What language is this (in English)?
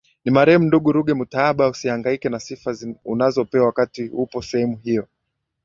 Swahili